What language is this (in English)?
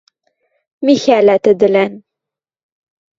Western Mari